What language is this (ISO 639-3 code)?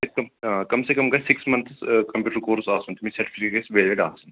kas